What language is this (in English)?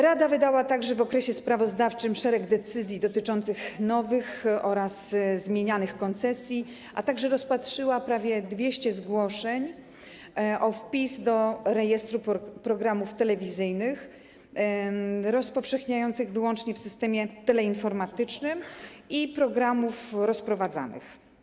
Polish